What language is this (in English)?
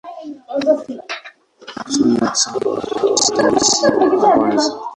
Swahili